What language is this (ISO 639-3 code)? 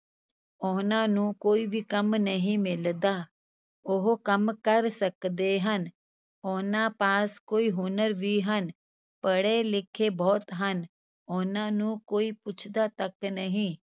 pan